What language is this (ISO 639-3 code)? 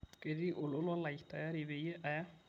mas